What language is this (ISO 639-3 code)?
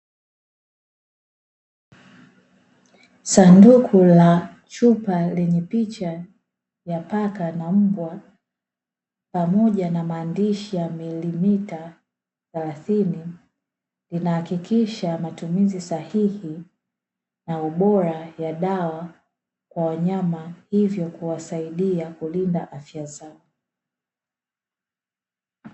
swa